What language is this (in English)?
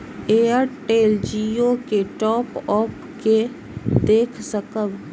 Maithili